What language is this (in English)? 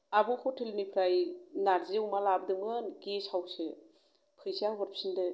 Bodo